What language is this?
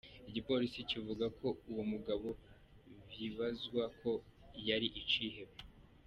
Kinyarwanda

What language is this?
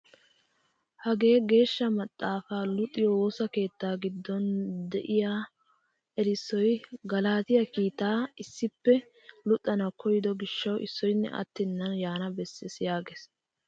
Wolaytta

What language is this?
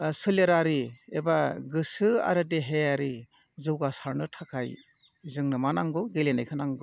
Bodo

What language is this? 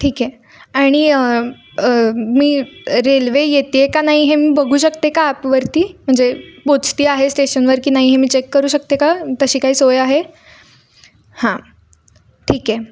Marathi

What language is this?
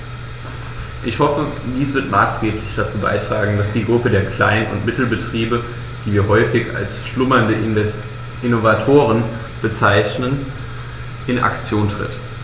German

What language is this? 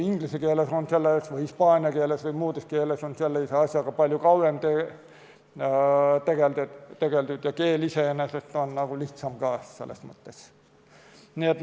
Estonian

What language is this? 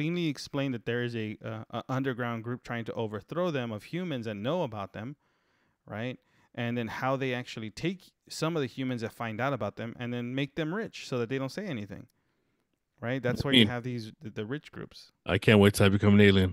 English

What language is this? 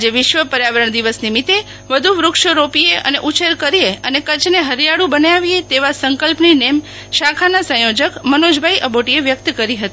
Gujarati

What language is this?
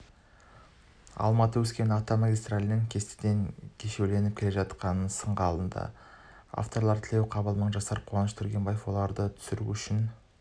Kazakh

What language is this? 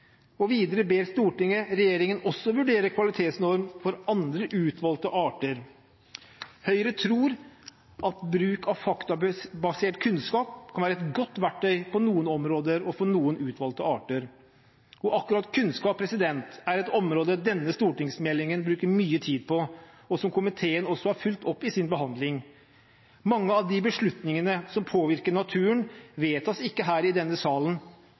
Norwegian Bokmål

